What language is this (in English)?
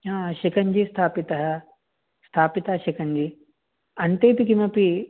Sanskrit